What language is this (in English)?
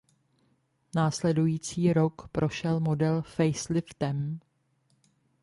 Czech